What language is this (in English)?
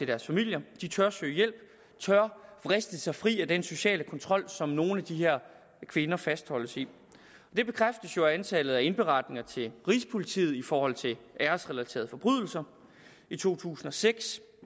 Danish